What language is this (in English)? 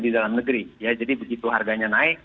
Indonesian